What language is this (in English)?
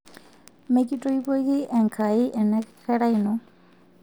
Masai